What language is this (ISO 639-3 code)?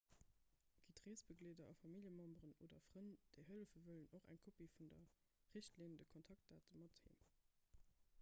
ltz